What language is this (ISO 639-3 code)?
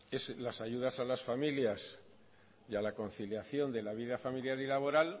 spa